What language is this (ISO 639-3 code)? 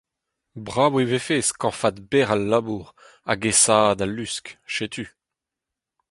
bre